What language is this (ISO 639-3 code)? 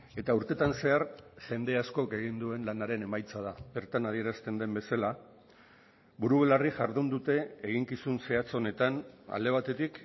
eus